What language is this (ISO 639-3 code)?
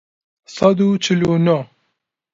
ckb